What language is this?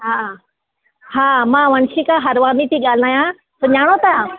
Sindhi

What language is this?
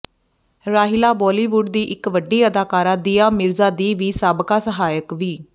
Punjabi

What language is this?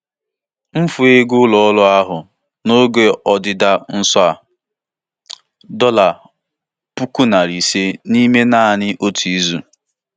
Igbo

